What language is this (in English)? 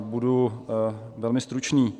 Czech